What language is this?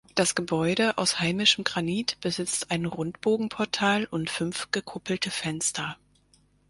German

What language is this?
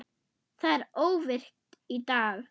Icelandic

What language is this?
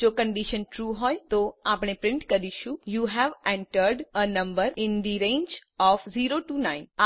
Gujarati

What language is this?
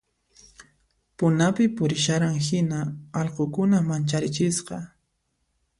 Puno Quechua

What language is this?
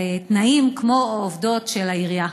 Hebrew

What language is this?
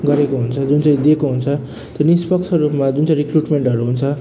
Nepali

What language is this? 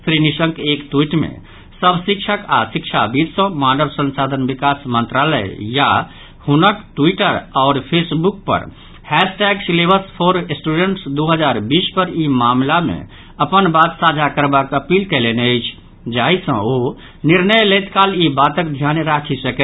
Maithili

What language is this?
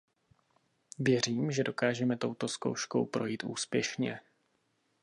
Czech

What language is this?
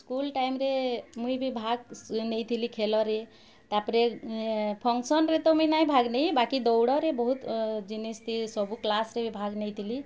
Odia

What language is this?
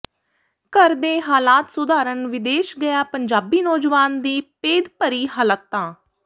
Punjabi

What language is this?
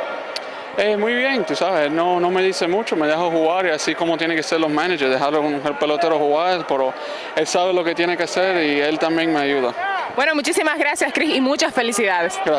Spanish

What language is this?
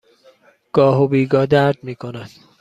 Persian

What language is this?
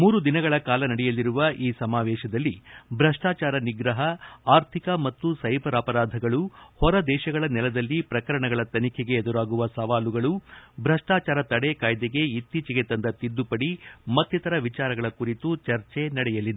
Kannada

